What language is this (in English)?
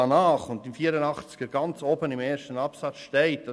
Swiss German